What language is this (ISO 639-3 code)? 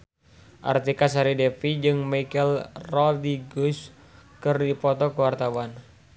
sun